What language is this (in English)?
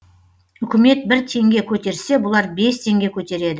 Kazakh